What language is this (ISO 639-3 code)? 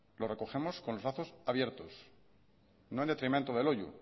spa